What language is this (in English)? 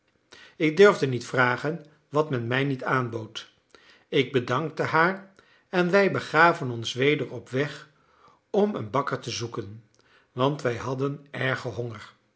Dutch